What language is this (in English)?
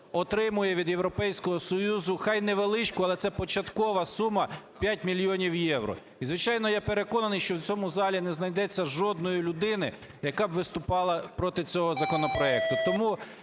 Ukrainian